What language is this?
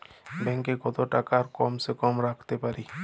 Bangla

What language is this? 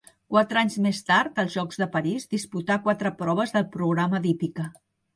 Catalan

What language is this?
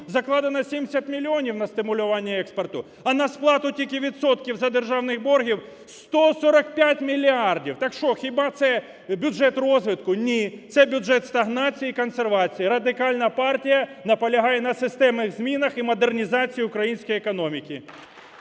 Ukrainian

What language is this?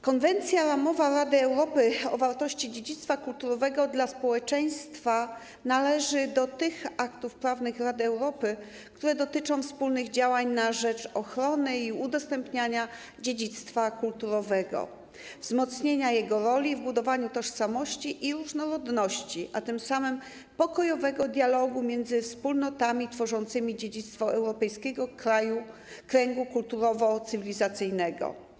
Polish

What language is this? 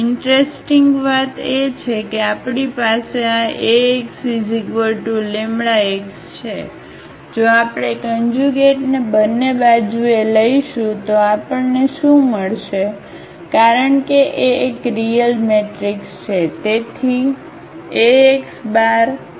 Gujarati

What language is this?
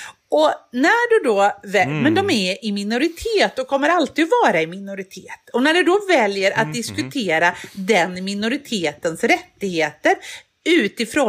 Swedish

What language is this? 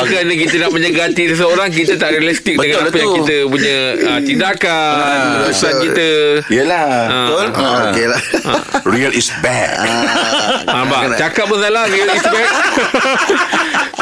Malay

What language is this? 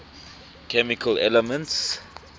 English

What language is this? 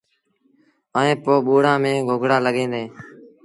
Sindhi Bhil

